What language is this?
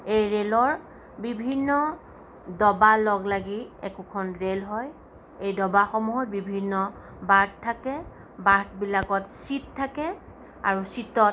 Assamese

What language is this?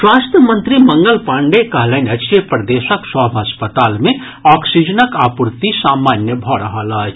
Maithili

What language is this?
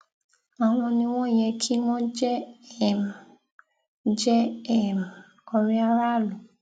Yoruba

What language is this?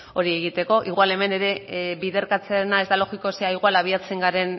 Basque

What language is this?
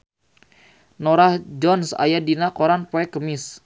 Sundanese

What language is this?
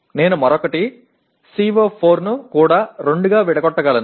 Telugu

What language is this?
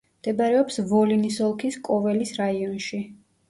Georgian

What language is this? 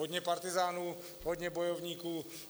Czech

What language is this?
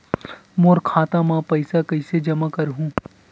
Chhattisgarhi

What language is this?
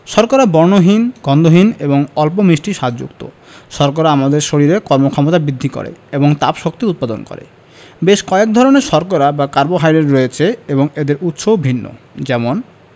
Bangla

